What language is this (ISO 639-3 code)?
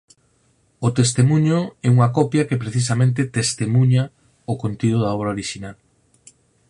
glg